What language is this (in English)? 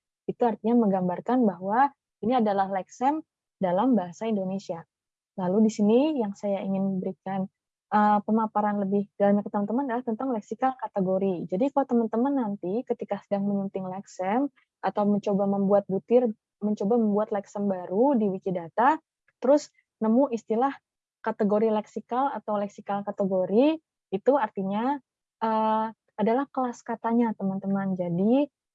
Indonesian